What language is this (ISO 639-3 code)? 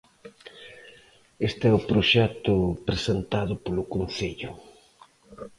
glg